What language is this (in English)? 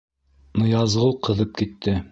Bashkir